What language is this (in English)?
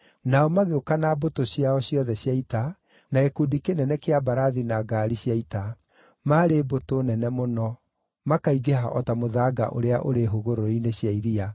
Kikuyu